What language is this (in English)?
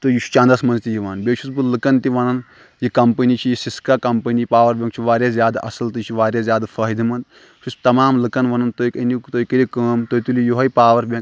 Kashmiri